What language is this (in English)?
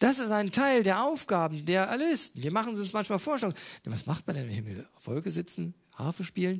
German